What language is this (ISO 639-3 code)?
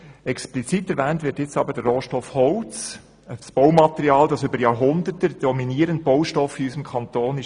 gsw